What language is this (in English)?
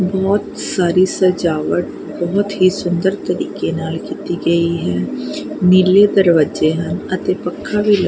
Punjabi